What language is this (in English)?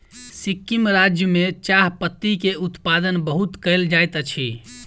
Maithili